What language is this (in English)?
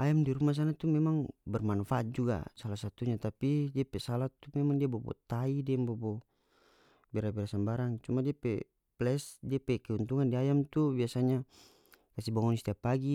North Moluccan Malay